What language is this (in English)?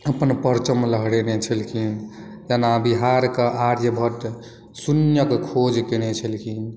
Maithili